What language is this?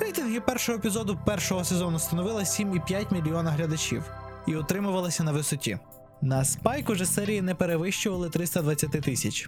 Ukrainian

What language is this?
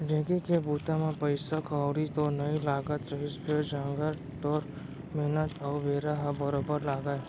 Chhattisgarhi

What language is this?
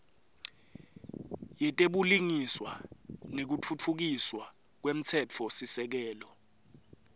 Swati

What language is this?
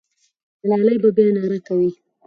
Pashto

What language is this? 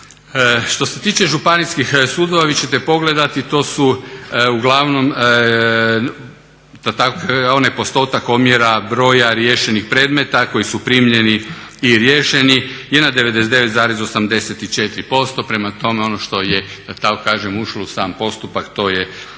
Croatian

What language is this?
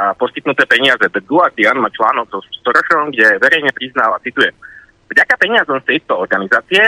Slovak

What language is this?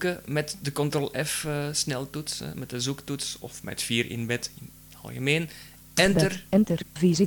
Dutch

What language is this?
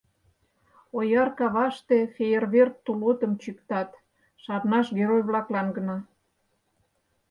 Mari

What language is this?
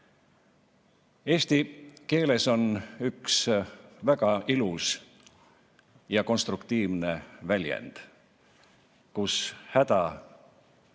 Estonian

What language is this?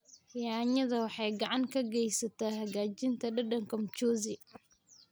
Somali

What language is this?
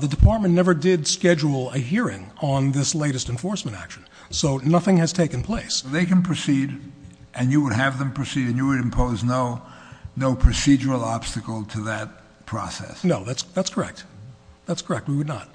English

